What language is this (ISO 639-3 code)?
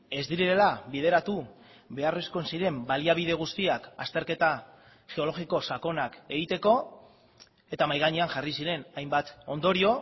eus